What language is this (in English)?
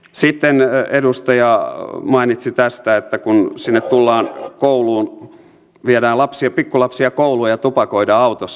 Finnish